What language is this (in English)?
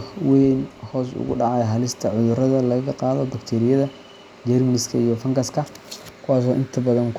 Somali